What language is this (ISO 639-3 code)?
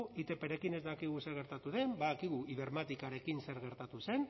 eus